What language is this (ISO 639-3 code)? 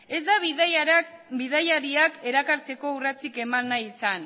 eus